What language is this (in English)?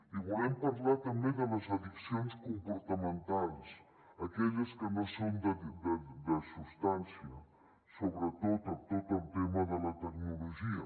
Catalan